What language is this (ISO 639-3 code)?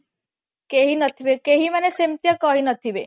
ori